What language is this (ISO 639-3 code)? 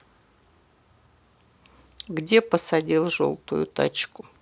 rus